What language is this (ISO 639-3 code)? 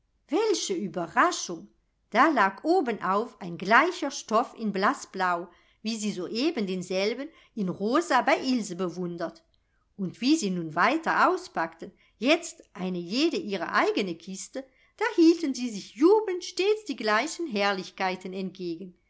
deu